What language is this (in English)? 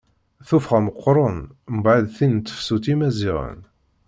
Kabyle